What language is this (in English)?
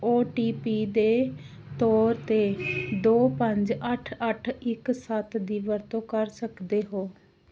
Punjabi